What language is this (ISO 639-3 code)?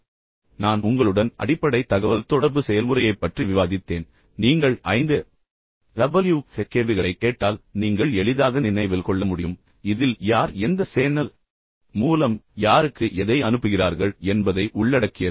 tam